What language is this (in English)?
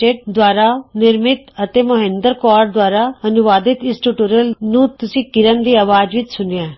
Punjabi